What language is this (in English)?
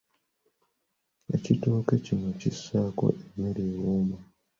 Ganda